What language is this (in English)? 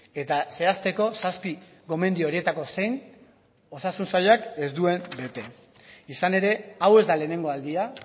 Basque